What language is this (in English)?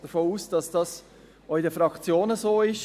Swiss German